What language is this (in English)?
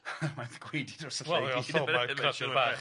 Welsh